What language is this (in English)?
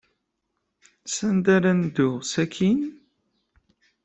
Kabyle